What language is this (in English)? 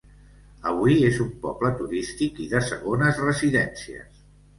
Catalan